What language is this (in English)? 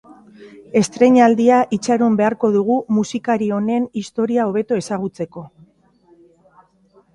Basque